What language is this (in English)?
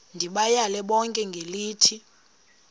Xhosa